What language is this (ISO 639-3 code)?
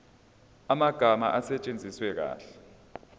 zul